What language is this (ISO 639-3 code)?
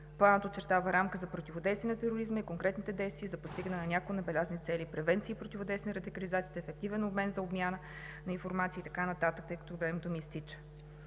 bul